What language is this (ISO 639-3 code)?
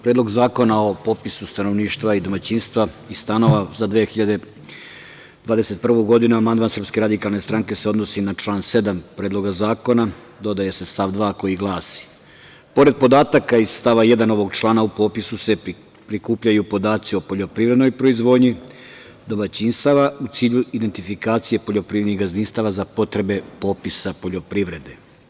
srp